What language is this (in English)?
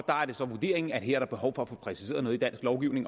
Danish